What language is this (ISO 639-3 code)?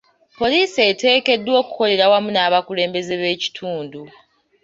lug